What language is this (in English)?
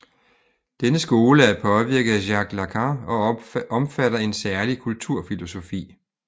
Danish